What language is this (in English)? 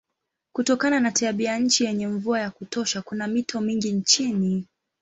Swahili